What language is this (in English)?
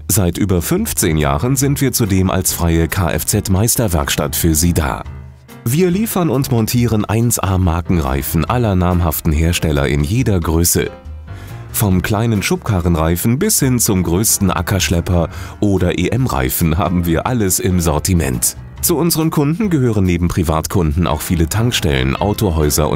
German